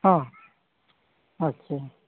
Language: Santali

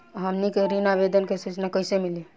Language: Bhojpuri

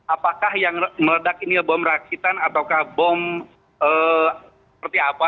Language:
Indonesian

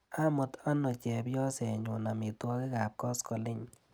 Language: Kalenjin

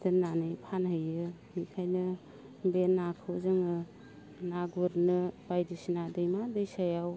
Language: Bodo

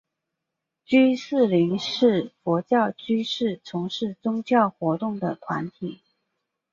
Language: Chinese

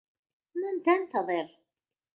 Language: Arabic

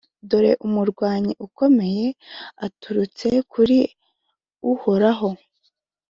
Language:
Kinyarwanda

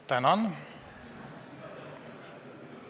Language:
Estonian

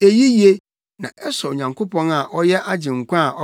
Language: Akan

